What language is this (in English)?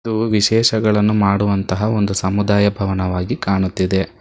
Kannada